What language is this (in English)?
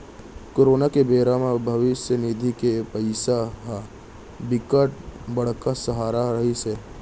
Chhattisgarhi